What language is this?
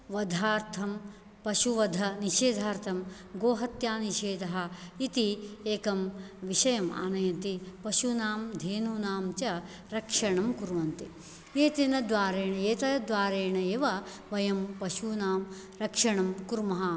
Sanskrit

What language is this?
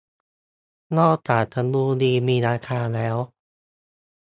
Thai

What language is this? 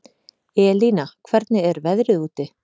Icelandic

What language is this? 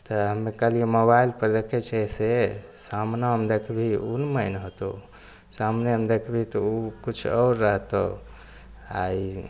Maithili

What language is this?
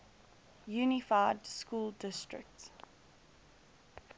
English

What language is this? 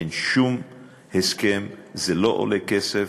Hebrew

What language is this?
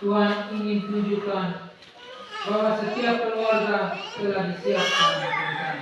Indonesian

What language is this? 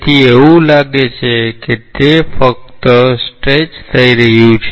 Gujarati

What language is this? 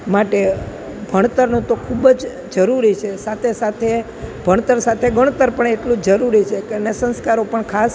Gujarati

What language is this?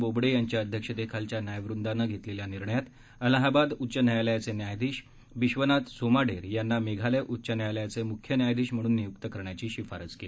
Marathi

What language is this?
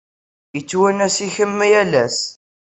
Kabyle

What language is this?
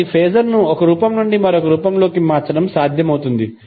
Telugu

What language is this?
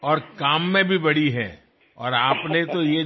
Telugu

